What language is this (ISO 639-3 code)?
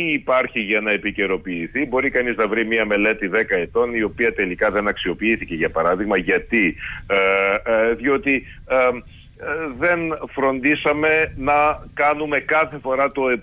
ell